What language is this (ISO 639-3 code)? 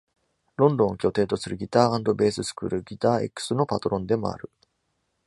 jpn